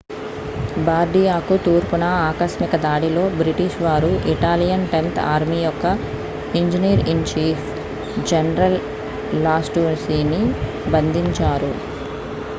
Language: Telugu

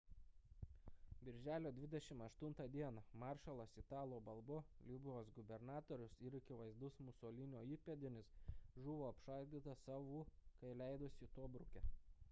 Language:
Lithuanian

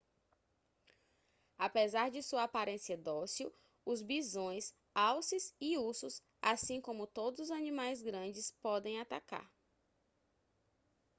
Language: Portuguese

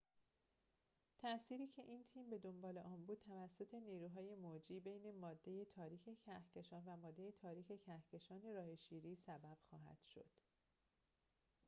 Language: Persian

